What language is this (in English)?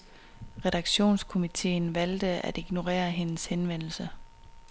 Danish